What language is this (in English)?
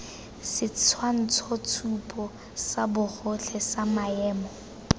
Tswana